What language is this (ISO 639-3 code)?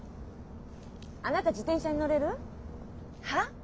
jpn